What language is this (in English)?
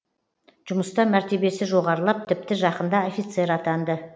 Kazakh